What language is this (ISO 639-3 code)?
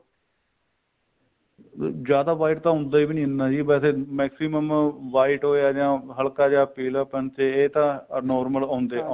pan